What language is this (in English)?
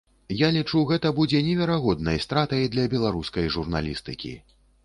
Belarusian